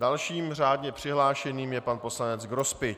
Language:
Czech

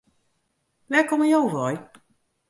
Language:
Western Frisian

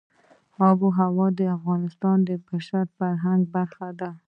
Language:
Pashto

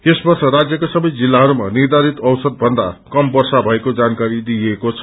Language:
Nepali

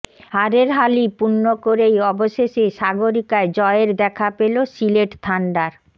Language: Bangla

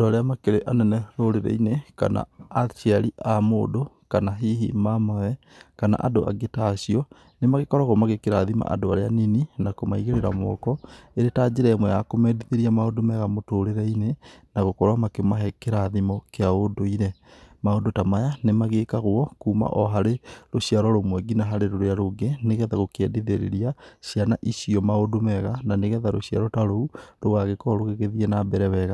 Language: Kikuyu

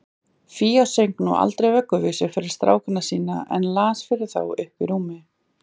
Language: Icelandic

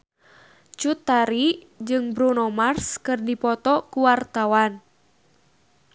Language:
Sundanese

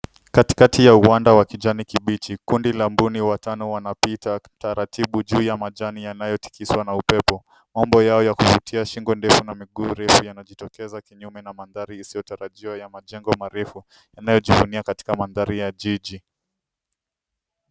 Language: Swahili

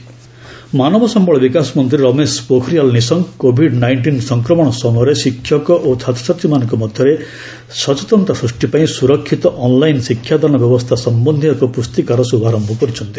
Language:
Odia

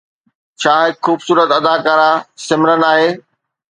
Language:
Sindhi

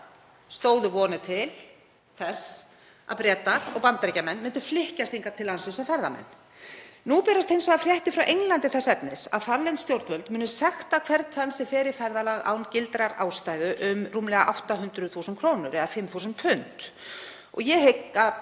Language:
Icelandic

